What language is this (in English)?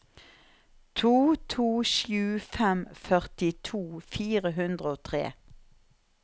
Norwegian